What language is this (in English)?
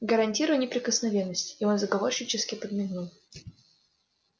Russian